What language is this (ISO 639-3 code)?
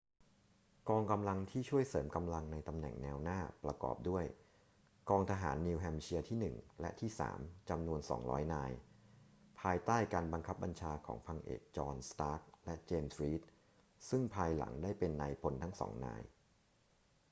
tha